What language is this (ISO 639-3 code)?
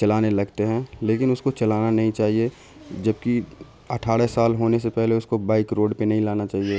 urd